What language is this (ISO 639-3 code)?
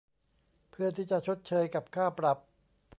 tha